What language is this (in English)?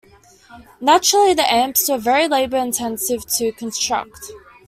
English